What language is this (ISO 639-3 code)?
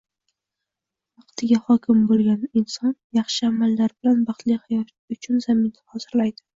uzb